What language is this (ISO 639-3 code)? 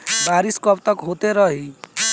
bho